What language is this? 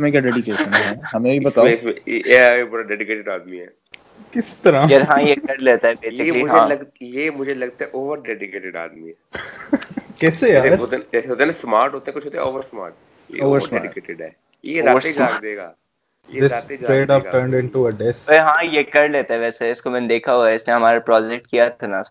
Urdu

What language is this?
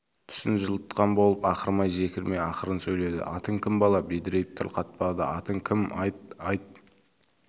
Kazakh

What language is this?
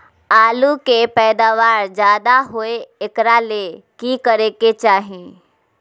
Magahi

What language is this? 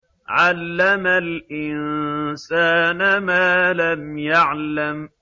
Arabic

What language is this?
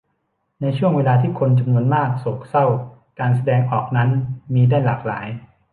Thai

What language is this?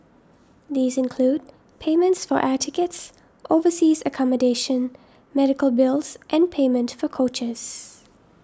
English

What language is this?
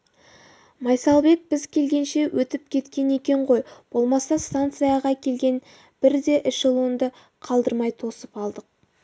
Kazakh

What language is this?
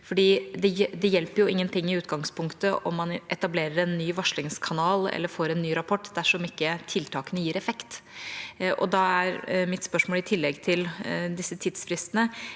Norwegian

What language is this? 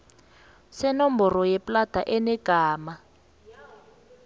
South Ndebele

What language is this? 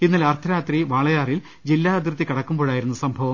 Malayalam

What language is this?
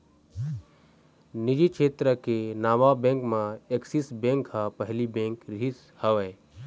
Chhattisgarhi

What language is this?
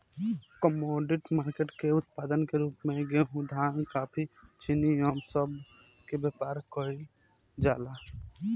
Bhojpuri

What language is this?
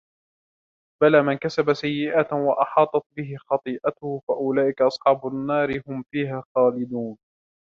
Arabic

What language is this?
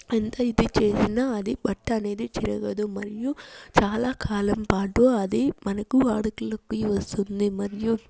Telugu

